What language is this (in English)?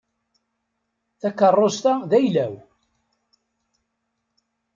Kabyle